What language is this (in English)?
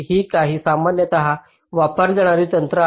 Marathi